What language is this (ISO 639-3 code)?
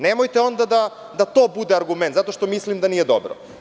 srp